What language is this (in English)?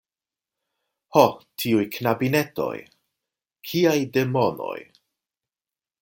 Esperanto